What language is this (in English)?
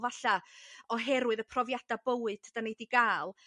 Welsh